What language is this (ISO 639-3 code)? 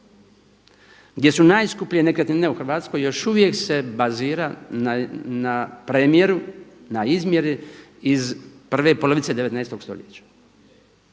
hrv